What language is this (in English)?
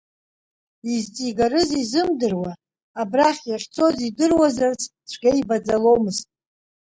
Abkhazian